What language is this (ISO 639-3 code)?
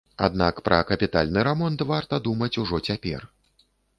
bel